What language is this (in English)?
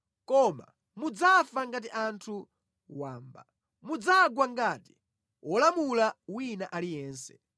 Nyanja